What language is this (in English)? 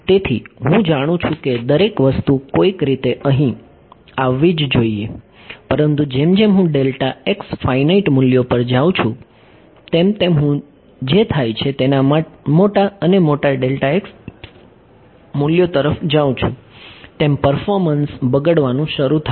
Gujarati